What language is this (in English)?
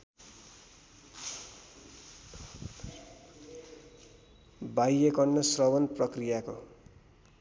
Nepali